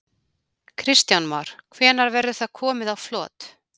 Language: Icelandic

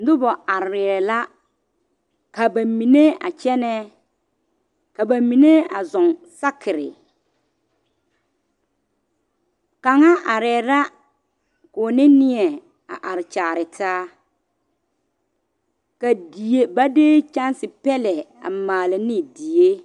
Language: Southern Dagaare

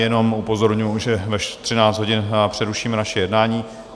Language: Czech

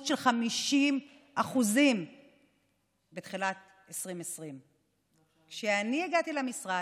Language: Hebrew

